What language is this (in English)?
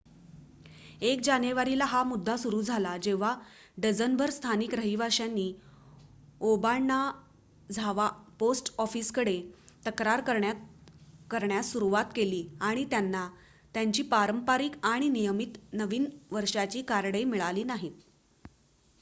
Marathi